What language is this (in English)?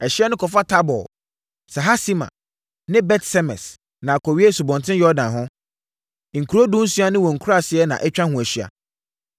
Akan